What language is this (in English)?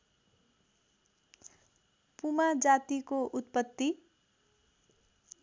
Nepali